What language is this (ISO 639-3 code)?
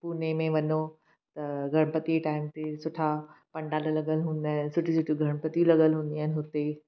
snd